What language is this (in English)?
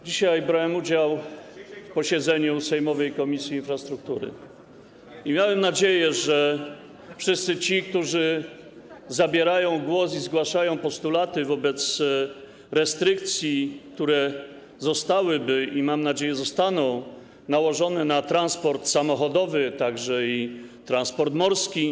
Polish